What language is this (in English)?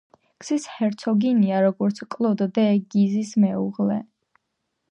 Georgian